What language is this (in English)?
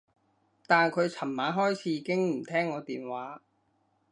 Cantonese